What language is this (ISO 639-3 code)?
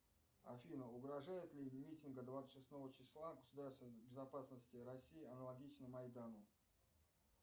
rus